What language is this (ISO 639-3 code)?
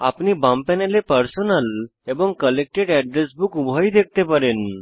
ben